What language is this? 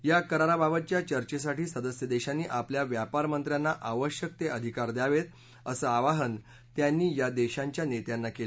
Marathi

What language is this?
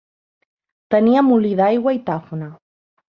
Catalan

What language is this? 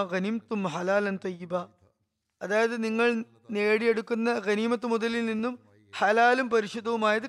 Malayalam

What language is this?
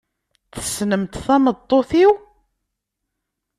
Kabyle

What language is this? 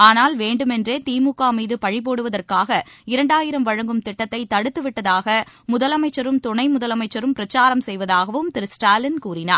Tamil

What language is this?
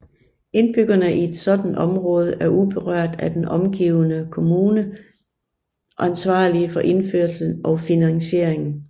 Danish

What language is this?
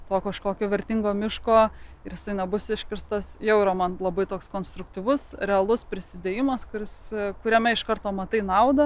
Lithuanian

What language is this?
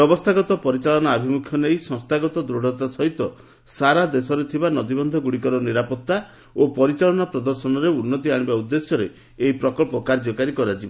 Odia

